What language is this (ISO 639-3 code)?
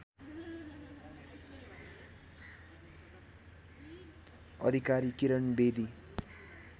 nep